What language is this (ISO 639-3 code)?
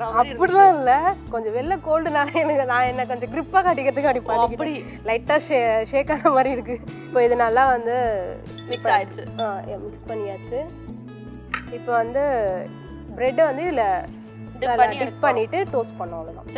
hin